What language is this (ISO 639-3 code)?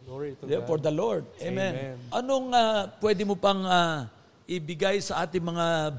fil